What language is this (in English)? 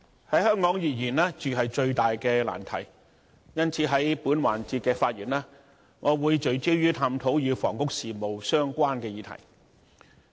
Cantonese